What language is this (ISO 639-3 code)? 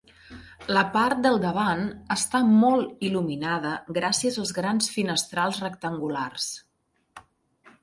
cat